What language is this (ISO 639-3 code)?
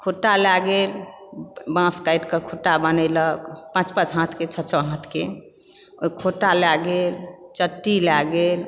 mai